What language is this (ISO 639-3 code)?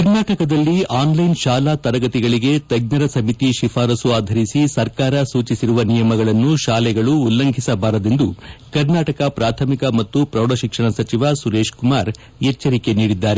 kan